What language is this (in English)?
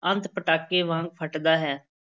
Punjabi